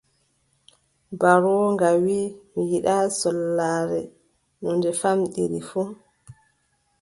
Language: Adamawa Fulfulde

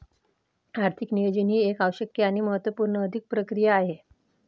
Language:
Marathi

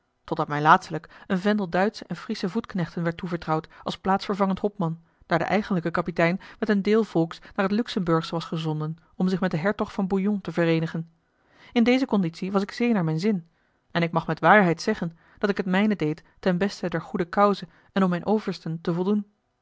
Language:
Dutch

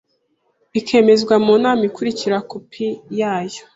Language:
Kinyarwanda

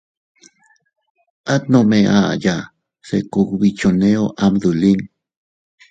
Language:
Teutila Cuicatec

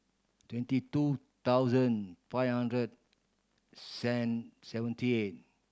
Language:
English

